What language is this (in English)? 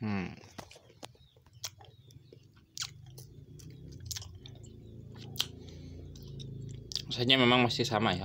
Indonesian